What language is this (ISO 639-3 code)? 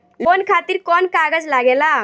bho